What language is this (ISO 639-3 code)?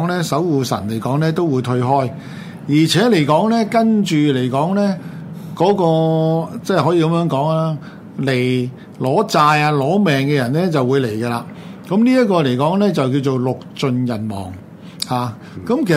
zho